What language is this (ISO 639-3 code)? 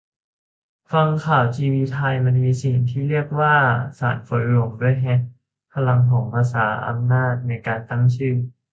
tha